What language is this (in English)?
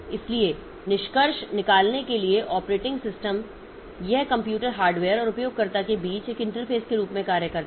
Hindi